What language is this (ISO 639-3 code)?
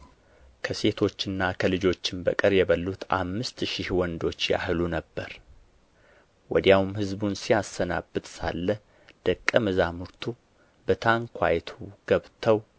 amh